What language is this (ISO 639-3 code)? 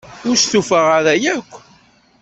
kab